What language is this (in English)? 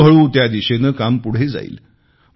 Marathi